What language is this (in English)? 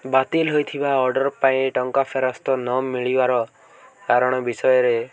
Odia